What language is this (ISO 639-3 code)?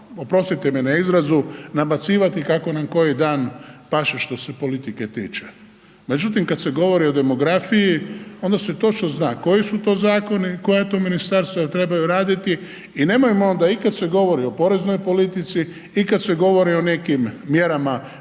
hrv